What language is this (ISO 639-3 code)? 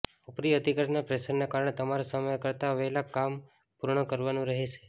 guj